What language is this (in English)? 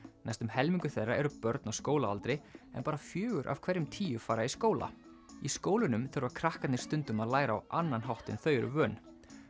Icelandic